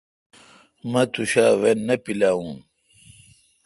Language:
Kalkoti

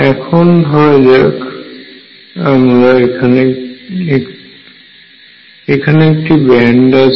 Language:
Bangla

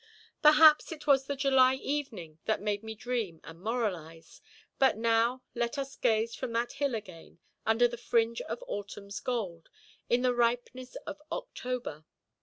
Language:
English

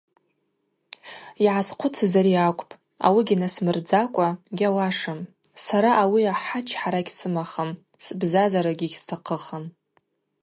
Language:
Abaza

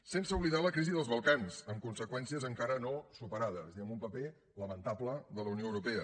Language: Catalan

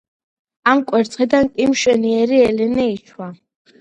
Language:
Georgian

